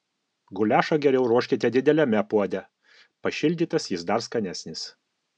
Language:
Lithuanian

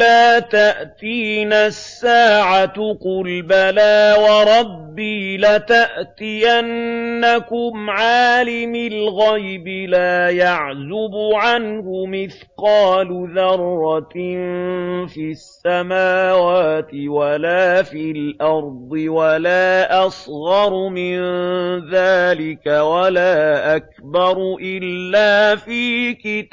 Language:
Arabic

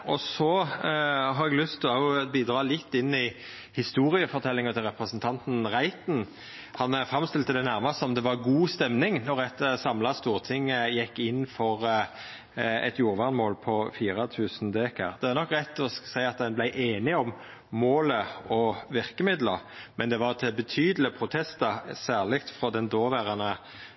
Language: Norwegian Nynorsk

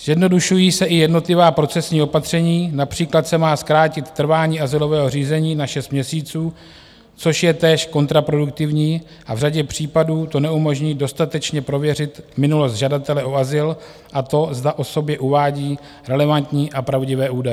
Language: Czech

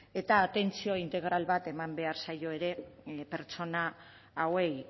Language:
Basque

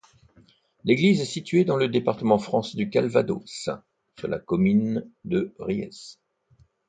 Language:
French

